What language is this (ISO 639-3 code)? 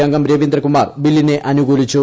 mal